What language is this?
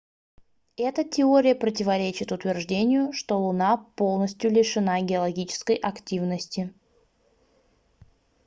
Russian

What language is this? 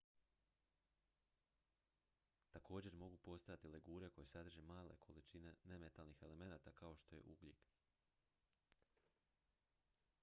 Croatian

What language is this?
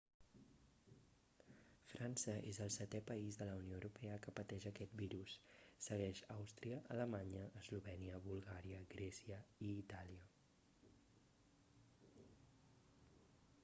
Catalan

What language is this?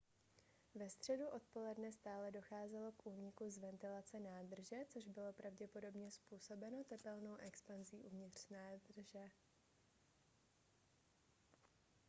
Czech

